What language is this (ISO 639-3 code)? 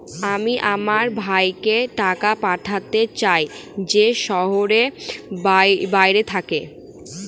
ben